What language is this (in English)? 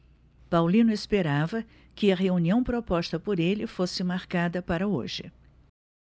Portuguese